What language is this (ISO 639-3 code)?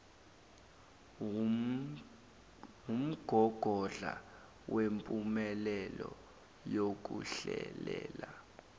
zul